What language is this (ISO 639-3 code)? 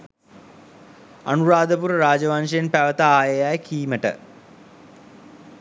sin